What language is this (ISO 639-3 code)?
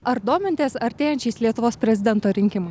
lit